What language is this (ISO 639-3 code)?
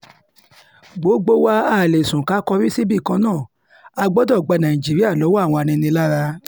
yor